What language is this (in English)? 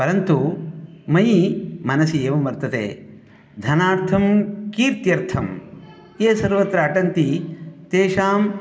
Sanskrit